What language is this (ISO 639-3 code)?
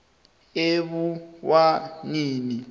nbl